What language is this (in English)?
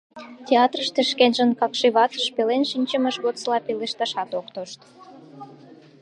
Mari